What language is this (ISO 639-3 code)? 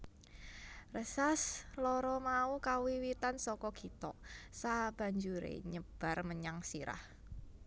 jav